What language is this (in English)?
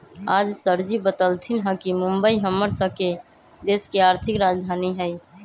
Magahi